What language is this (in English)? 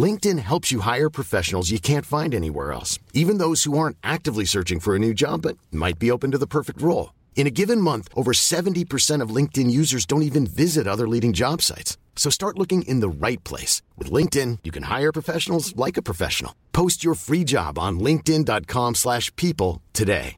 Filipino